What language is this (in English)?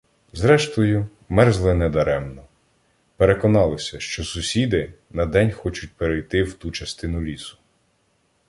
Ukrainian